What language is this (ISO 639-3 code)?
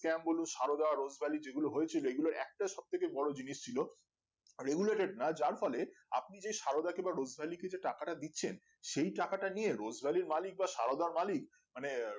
ben